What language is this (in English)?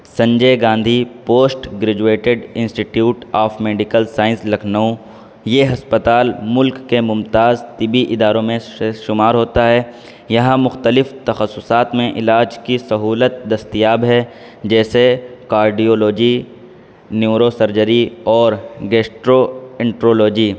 Urdu